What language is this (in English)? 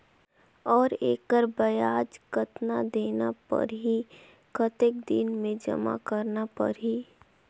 Chhattisgarhi